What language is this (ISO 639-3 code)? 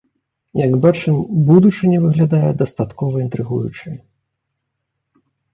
bel